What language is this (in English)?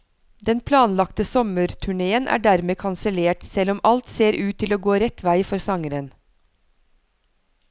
Norwegian